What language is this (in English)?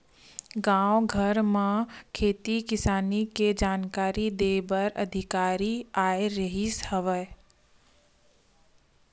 Chhattisgarhi